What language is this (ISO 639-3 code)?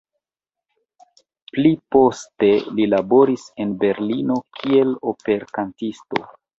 epo